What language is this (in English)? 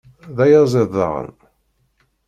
Kabyle